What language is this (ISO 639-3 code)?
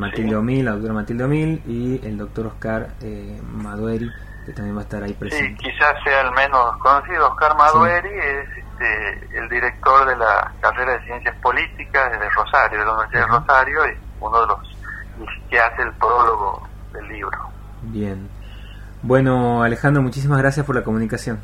spa